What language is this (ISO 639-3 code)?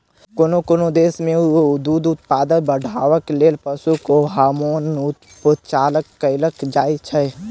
mai